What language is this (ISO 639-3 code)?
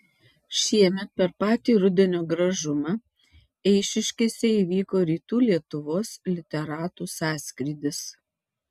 lit